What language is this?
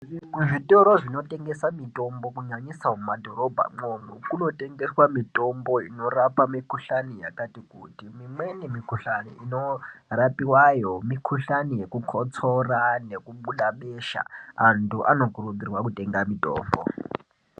Ndau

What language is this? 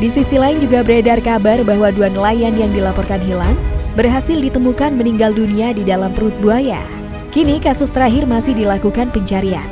Indonesian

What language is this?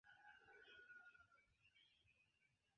Esperanto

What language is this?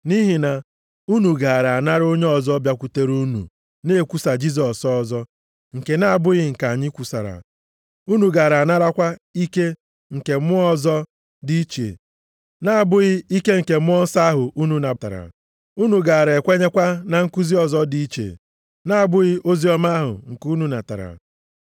Igbo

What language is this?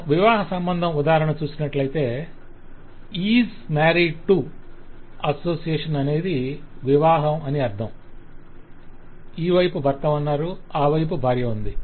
Telugu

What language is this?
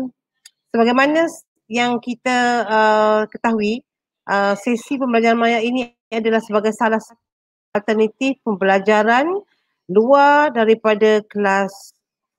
Malay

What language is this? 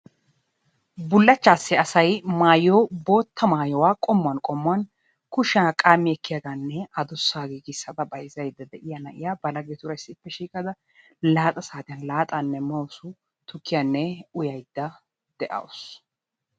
Wolaytta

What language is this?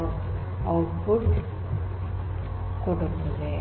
Kannada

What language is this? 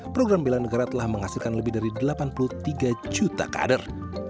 Indonesian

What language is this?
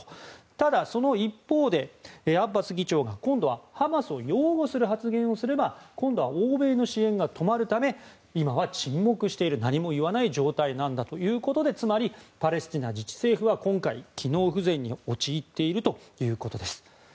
Japanese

